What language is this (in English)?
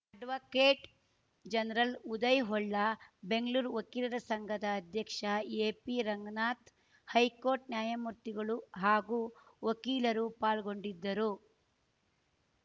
Kannada